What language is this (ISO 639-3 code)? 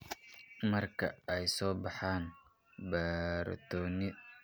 som